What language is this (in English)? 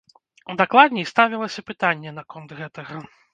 Belarusian